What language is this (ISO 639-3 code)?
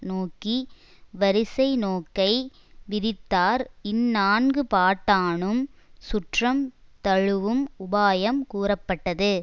tam